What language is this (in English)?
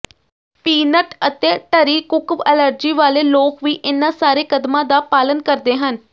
Punjabi